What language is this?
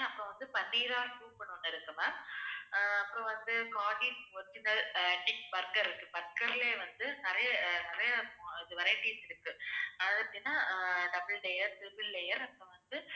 Tamil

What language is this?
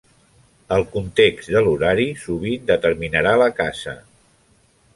Catalan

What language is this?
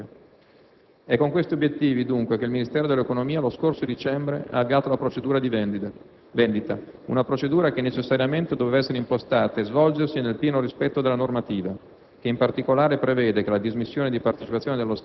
Italian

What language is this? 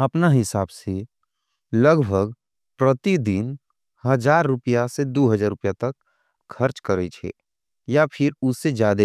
Angika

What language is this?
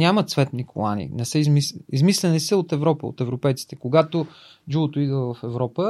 Bulgarian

